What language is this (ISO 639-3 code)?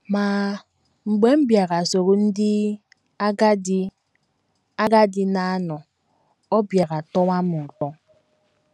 ibo